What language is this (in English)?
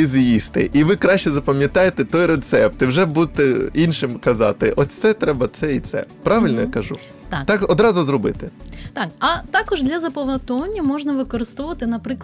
Ukrainian